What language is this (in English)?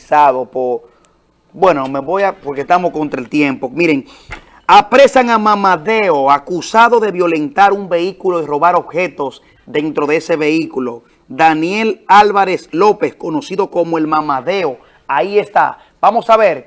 Spanish